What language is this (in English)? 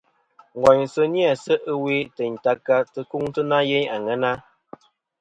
Kom